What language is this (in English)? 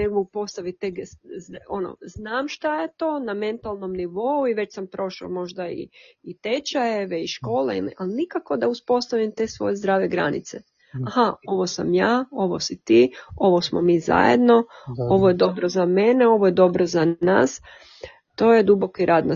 Croatian